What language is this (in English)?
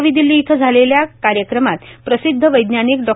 Marathi